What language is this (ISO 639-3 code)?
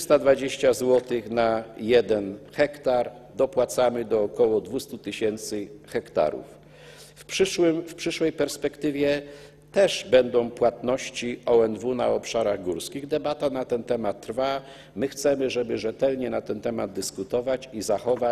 pol